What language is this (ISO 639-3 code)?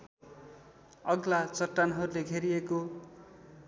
nep